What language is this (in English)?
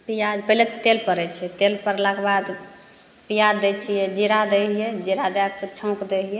Maithili